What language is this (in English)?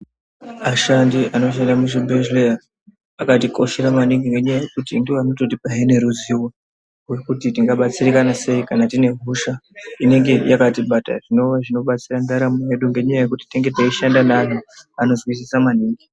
Ndau